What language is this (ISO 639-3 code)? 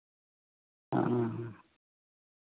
sat